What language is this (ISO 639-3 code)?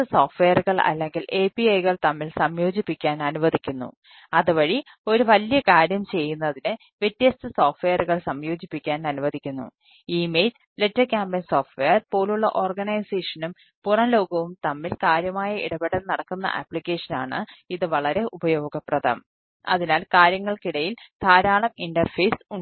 mal